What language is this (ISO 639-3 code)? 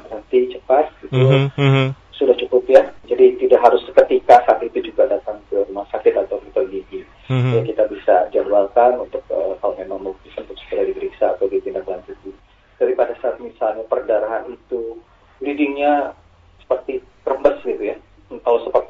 ind